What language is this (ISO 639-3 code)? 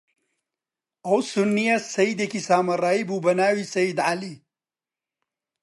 ckb